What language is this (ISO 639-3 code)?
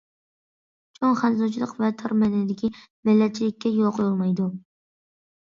uig